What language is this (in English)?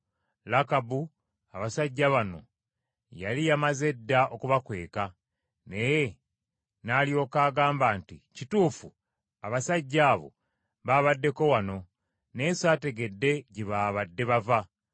Ganda